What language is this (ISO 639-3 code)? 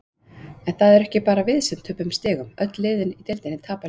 isl